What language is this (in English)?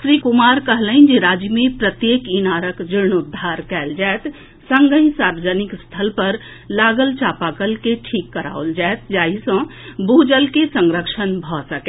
Maithili